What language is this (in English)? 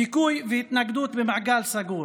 Hebrew